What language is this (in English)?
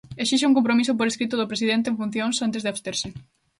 Galician